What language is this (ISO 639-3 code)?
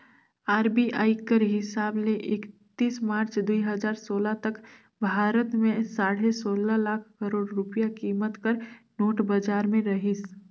hne